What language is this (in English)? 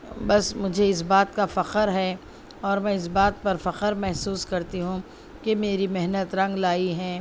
Urdu